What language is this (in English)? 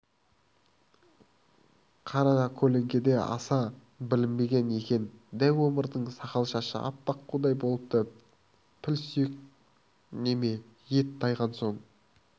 Kazakh